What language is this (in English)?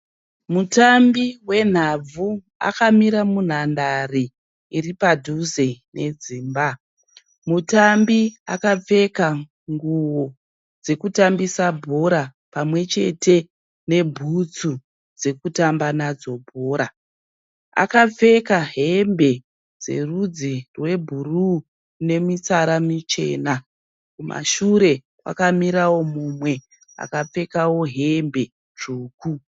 Shona